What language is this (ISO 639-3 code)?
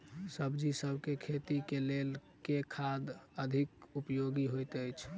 mai